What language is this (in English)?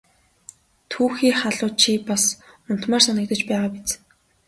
Mongolian